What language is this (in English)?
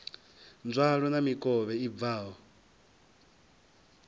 Venda